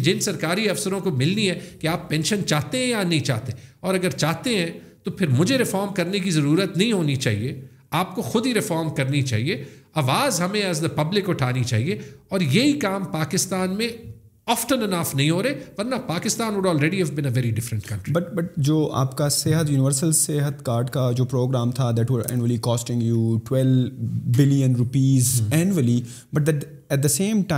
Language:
Urdu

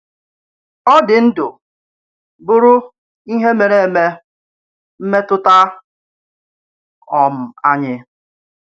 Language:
Igbo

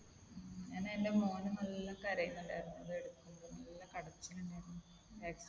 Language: Malayalam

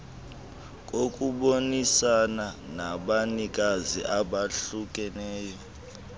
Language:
Xhosa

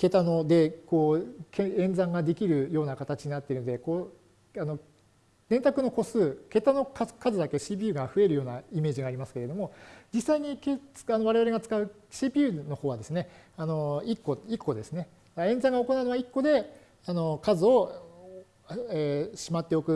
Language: Japanese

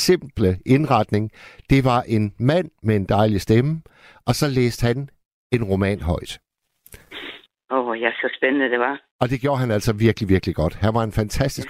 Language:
Danish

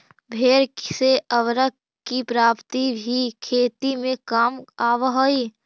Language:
Magahi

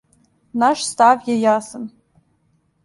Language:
Serbian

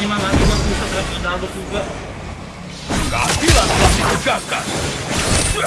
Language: Indonesian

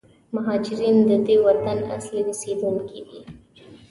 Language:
Pashto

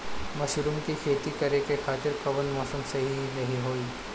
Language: Bhojpuri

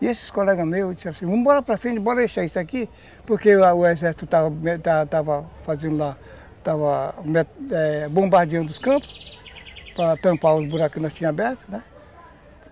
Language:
Portuguese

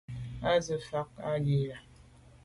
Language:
Medumba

